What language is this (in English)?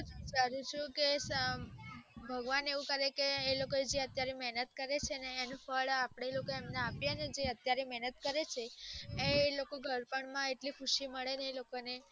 Gujarati